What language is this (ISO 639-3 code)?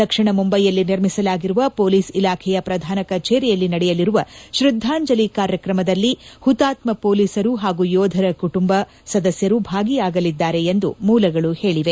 kan